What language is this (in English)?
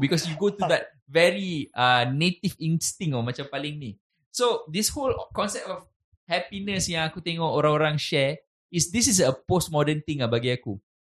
Malay